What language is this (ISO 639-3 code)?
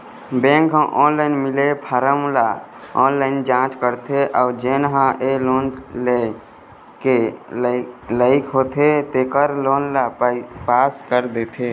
hne